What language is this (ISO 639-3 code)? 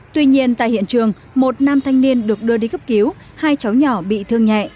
vie